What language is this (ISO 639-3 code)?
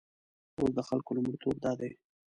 pus